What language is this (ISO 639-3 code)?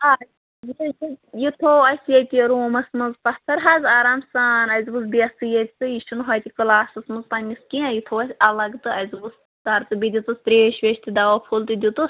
kas